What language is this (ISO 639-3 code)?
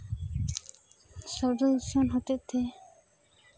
sat